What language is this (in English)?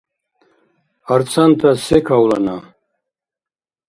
Dargwa